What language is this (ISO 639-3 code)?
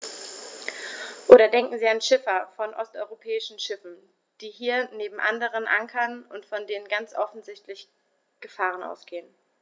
deu